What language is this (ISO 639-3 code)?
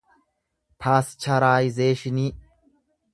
orm